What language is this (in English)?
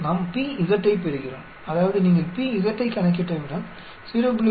Tamil